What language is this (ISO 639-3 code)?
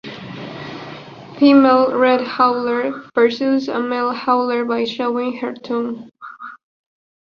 eng